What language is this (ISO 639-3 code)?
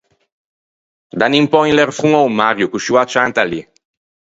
lij